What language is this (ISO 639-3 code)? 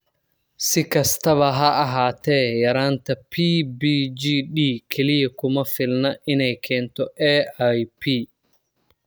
som